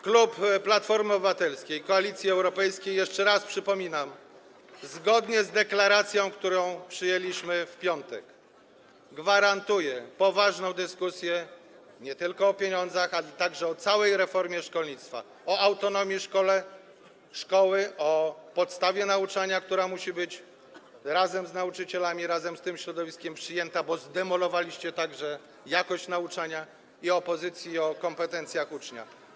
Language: Polish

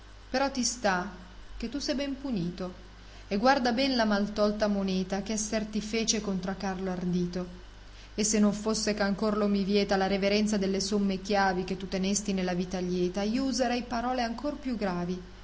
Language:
Italian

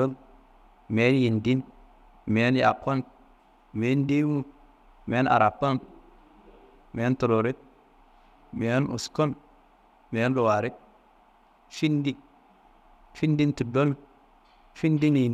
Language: Kanembu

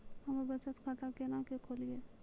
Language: Maithili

